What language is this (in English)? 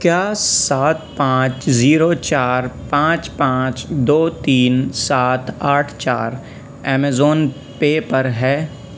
Urdu